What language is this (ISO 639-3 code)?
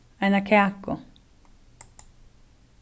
fao